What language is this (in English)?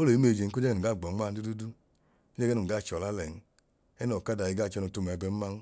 Idoma